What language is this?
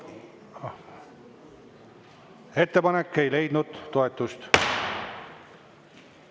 Estonian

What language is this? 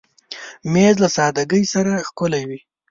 Pashto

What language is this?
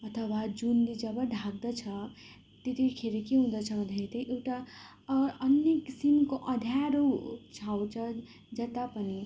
Nepali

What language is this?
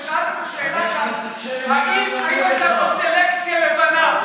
Hebrew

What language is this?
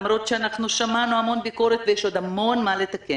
Hebrew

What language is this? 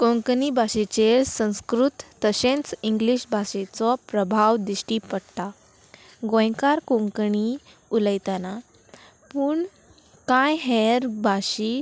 Konkani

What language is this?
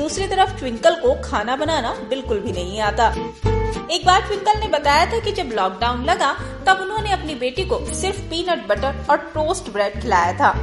Hindi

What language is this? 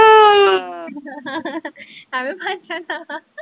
Punjabi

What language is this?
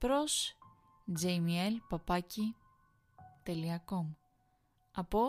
Greek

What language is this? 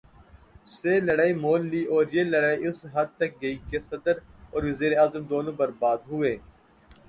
Urdu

